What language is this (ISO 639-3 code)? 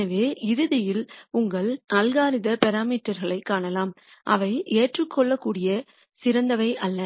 tam